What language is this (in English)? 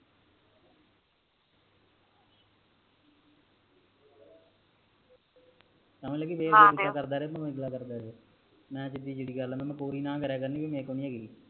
Punjabi